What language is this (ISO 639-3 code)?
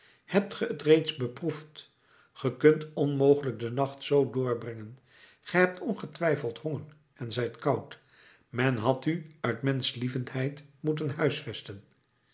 nld